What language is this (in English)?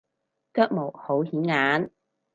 Cantonese